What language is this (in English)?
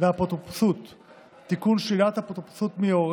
Hebrew